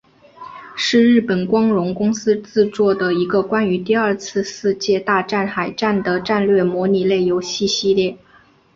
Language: Chinese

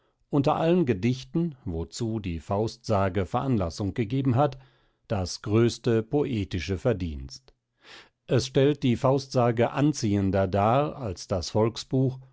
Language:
German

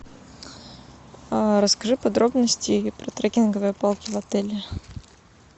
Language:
Russian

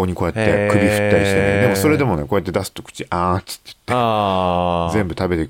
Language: Japanese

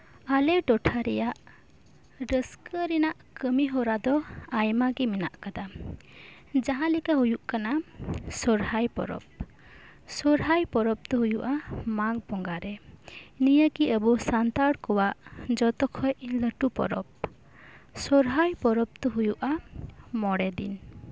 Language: Santali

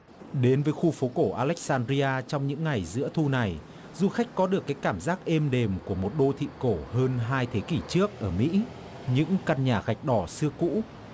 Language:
Vietnamese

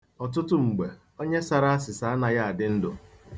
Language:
Igbo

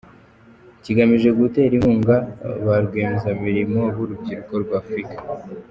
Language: Kinyarwanda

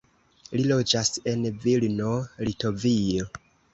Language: Esperanto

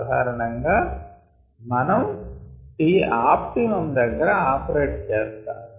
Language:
Telugu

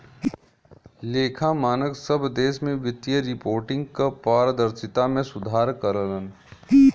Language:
Bhojpuri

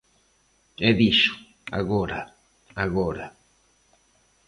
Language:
Galician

